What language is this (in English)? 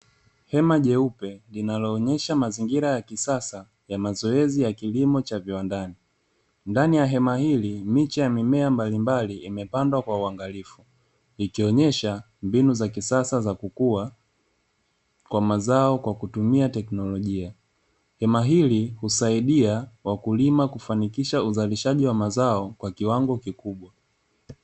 Swahili